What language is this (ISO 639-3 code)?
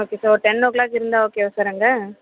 tam